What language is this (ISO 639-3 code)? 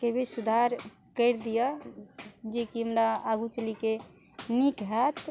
mai